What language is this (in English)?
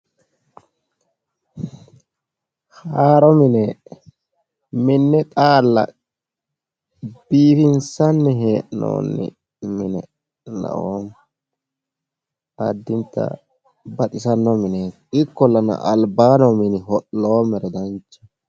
Sidamo